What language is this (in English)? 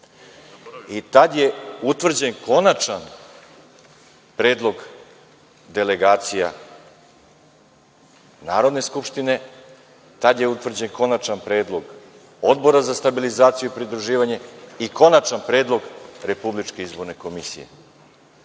Serbian